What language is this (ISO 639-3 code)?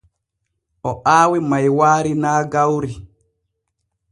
fue